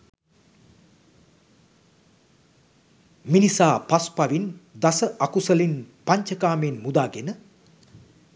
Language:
Sinhala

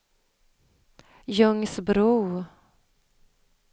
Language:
Swedish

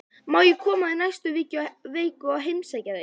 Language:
Icelandic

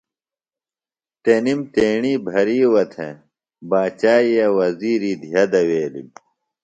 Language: Phalura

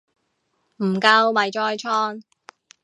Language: Cantonese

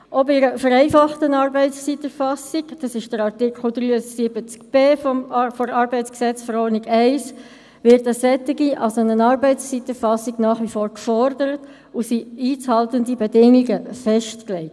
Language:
Swiss German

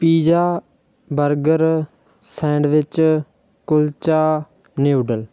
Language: Punjabi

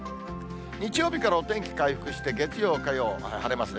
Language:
Japanese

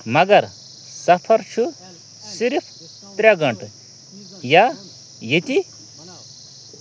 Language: Kashmiri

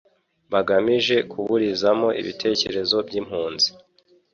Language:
Kinyarwanda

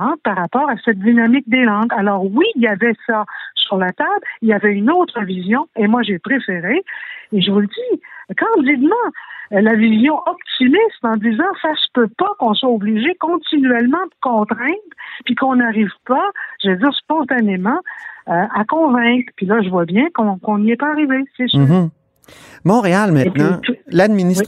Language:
French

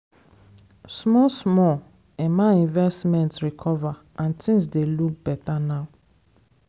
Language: Nigerian Pidgin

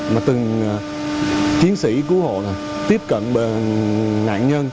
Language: Vietnamese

